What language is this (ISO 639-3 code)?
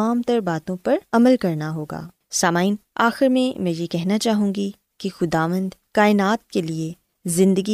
urd